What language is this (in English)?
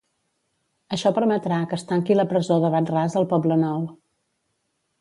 Catalan